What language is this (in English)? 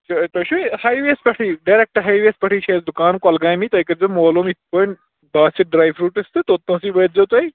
Kashmiri